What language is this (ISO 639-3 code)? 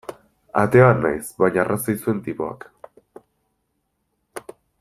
eus